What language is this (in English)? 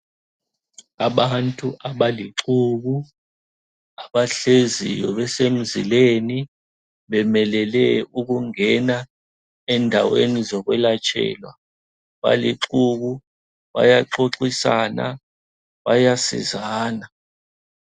North Ndebele